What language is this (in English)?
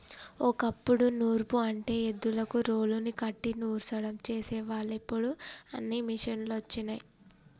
Telugu